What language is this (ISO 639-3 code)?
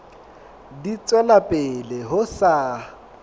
sot